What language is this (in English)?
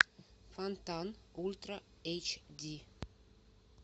Russian